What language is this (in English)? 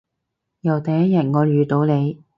Cantonese